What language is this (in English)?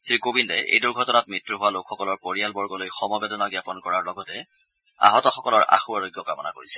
Assamese